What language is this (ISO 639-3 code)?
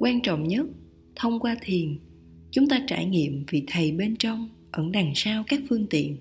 vie